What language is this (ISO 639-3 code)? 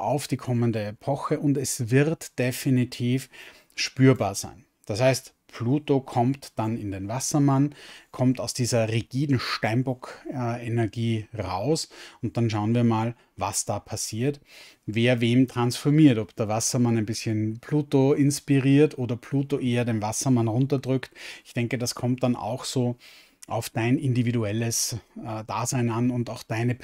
deu